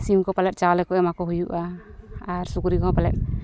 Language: Santali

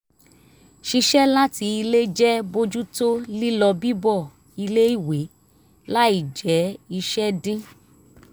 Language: Yoruba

